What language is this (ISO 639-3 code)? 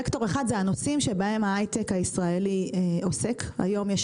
heb